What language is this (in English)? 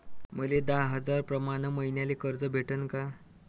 Marathi